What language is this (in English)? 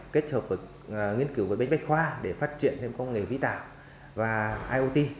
Vietnamese